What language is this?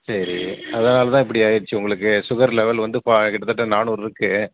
Tamil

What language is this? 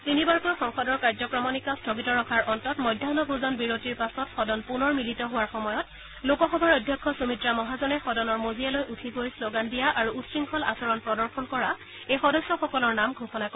Assamese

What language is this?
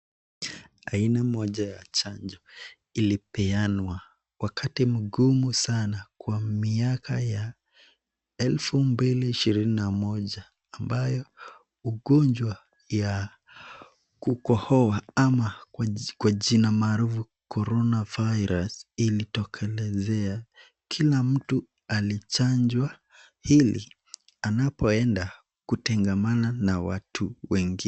Swahili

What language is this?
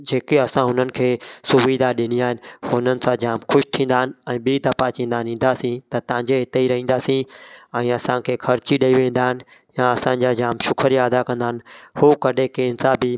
Sindhi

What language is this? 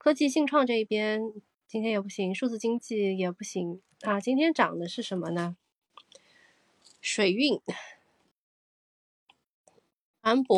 Chinese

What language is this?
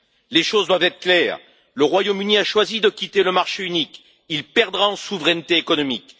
French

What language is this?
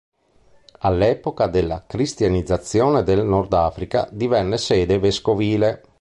Italian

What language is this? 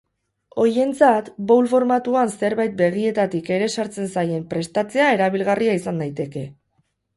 Basque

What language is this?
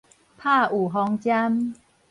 Min Nan Chinese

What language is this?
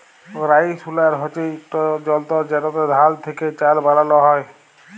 Bangla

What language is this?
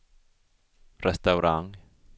Swedish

